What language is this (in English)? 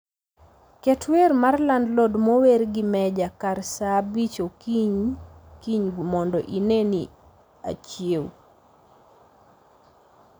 Luo (Kenya and Tanzania)